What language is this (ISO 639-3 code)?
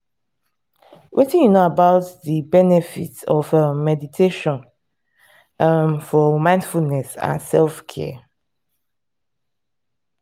pcm